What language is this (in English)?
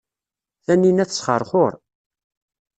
Kabyle